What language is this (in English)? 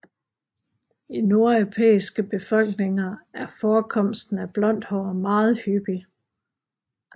Danish